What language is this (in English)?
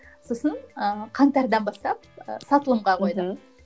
Kazakh